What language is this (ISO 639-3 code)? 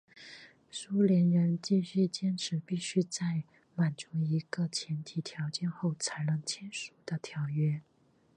zho